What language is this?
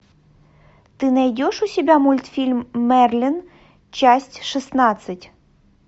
Russian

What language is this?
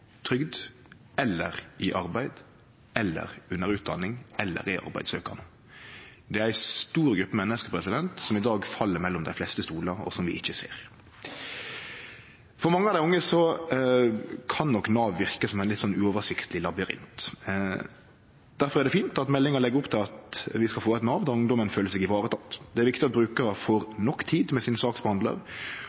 Norwegian Nynorsk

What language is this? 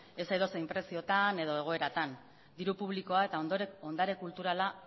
Basque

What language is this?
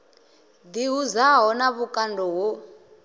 Venda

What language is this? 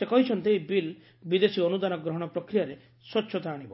Odia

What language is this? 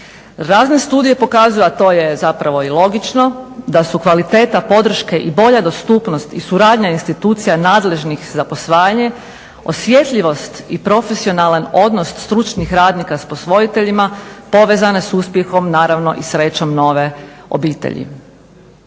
Croatian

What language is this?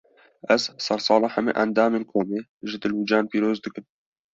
Kurdish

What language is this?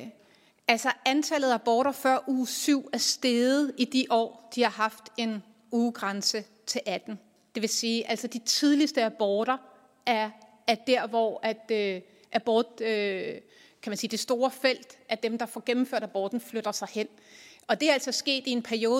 Danish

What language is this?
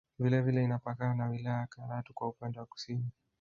Swahili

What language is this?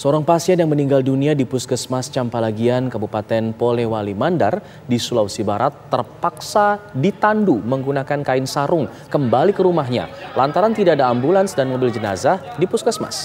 Indonesian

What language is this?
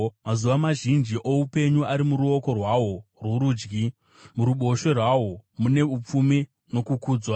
Shona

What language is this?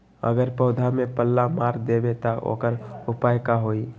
Magahi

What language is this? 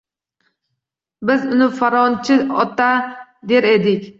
Uzbek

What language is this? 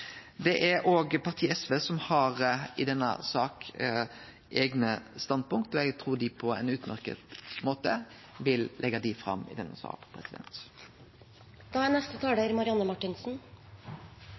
Norwegian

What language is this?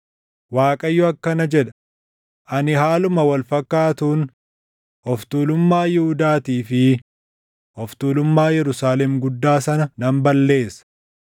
Oromo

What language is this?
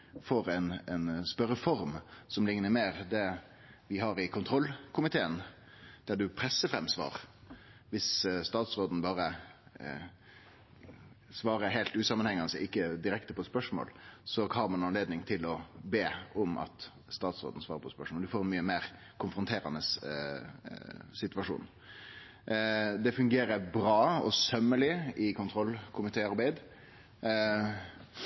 Norwegian Nynorsk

